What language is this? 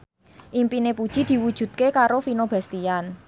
Javanese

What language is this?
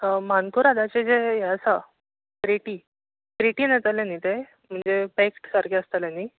Konkani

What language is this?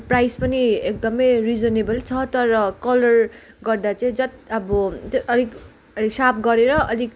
Nepali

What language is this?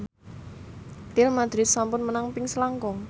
Javanese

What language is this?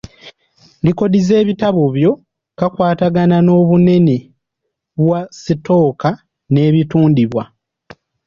Ganda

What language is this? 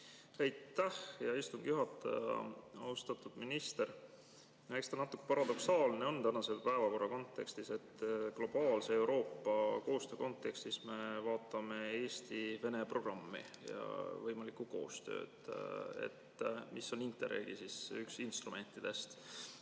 Estonian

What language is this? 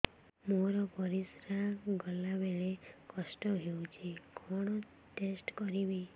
Odia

